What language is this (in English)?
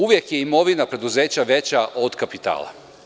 Serbian